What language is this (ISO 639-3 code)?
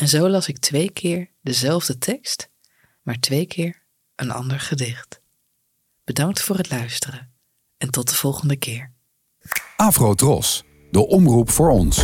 nld